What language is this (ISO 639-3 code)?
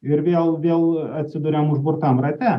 lit